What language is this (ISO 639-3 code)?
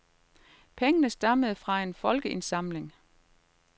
dan